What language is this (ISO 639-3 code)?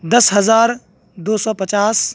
urd